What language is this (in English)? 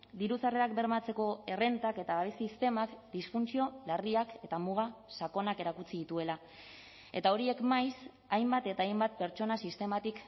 Basque